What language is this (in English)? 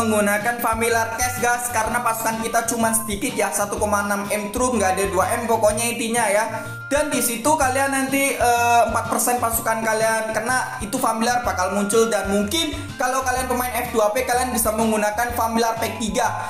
Indonesian